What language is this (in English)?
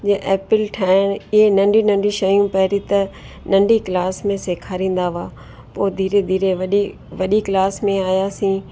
Sindhi